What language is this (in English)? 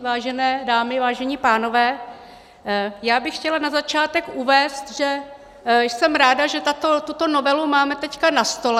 Czech